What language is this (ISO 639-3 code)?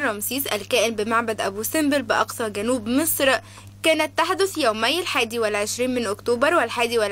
ara